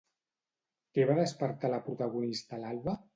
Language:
Catalan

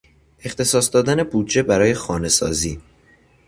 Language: Persian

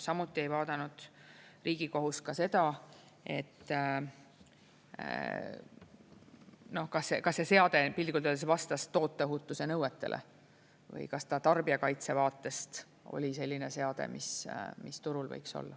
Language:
Estonian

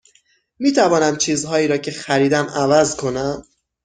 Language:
Persian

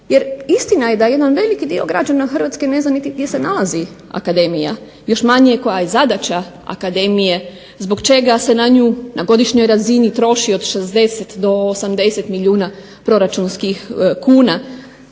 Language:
Croatian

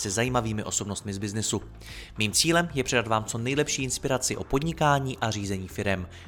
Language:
Czech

